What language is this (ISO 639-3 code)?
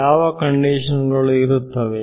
kan